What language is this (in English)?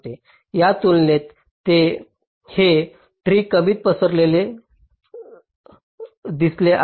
Marathi